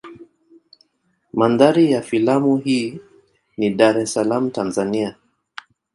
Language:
Swahili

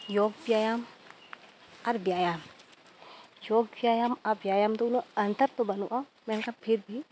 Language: Santali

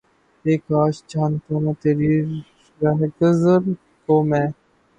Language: Urdu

